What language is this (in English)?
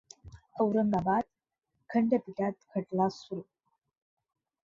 Marathi